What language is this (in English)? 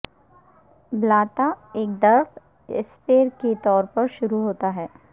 Urdu